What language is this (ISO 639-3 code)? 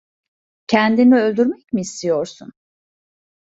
tur